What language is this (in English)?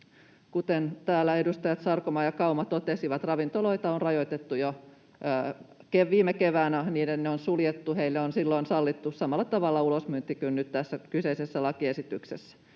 Finnish